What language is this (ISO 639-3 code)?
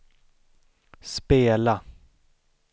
swe